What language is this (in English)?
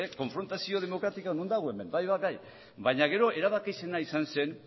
Basque